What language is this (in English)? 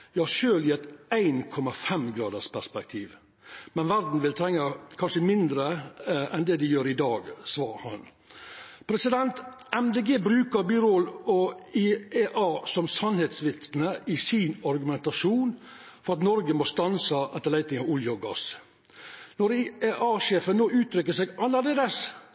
Norwegian Nynorsk